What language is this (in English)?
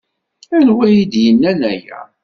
Kabyle